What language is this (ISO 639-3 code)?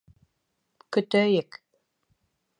bak